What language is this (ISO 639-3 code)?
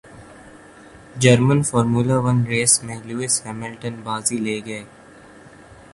urd